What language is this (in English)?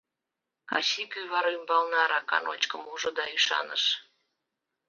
Mari